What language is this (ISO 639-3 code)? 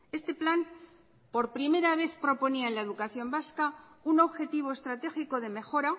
spa